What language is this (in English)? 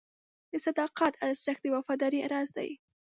Pashto